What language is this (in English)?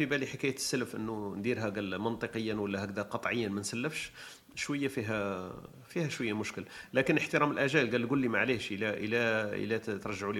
Arabic